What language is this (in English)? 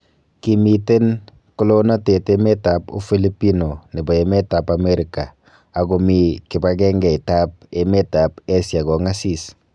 Kalenjin